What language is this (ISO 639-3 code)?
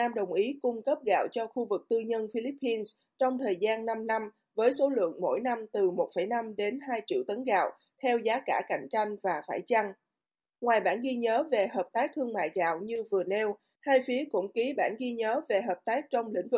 vie